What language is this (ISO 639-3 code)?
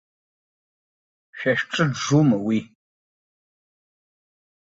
abk